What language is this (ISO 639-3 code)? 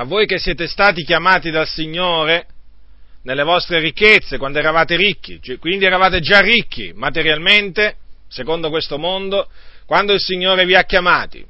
ita